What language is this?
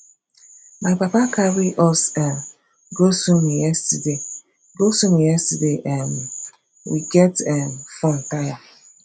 Nigerian Pidgin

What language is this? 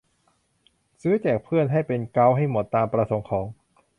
Thai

